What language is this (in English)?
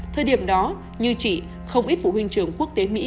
Vietnamese